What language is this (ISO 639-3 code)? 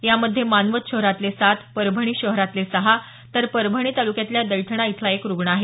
mar